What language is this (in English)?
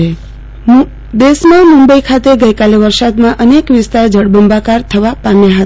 Gujarati